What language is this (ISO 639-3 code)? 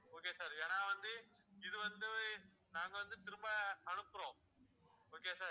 tam